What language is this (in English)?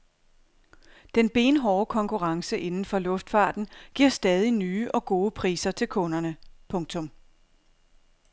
Danish